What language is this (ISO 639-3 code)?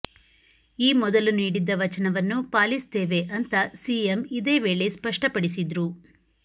kan